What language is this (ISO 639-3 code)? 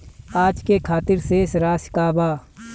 bho